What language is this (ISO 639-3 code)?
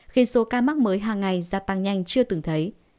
vie